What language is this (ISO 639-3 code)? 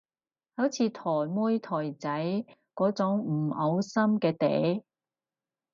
yue